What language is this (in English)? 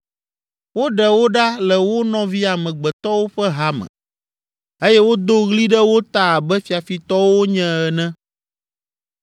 Ewe